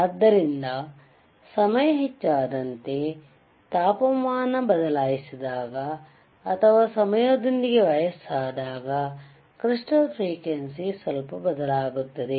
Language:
Kannada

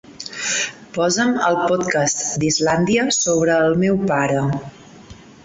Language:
Catalan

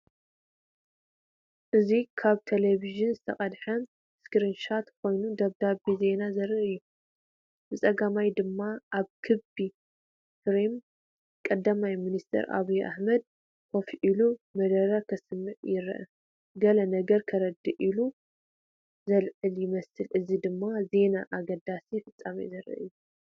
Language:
Tigrinya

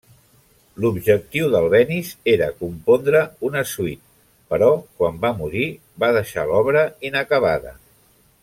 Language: Catalan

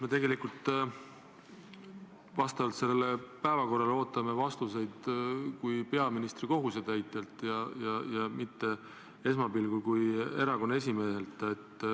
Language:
Estonian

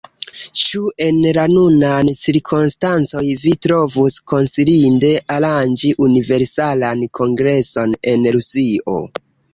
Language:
Esperanto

